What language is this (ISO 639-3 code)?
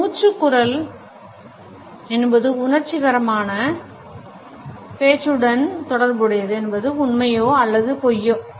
tam